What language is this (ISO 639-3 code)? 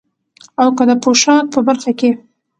pus